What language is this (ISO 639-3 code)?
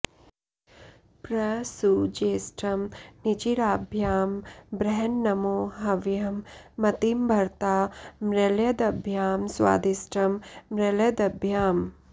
san